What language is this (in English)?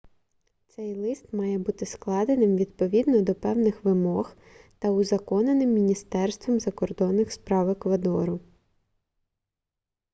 Ukrainian